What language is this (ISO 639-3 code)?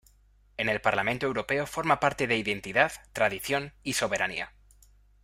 spa